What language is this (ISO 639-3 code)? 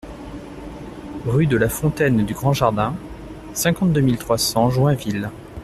fra